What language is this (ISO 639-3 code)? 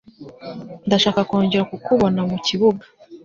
kin